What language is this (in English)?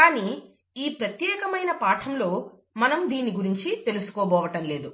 Telugu